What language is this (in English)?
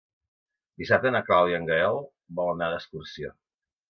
Catalan